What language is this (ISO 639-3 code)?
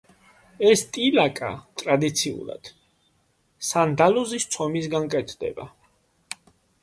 kat